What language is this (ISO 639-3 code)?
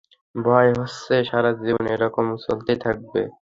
ben